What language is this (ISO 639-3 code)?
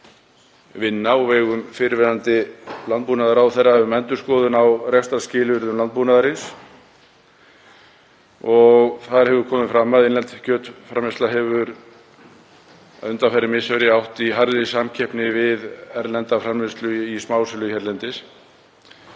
isl